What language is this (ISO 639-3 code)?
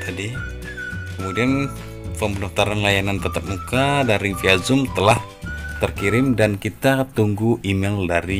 ind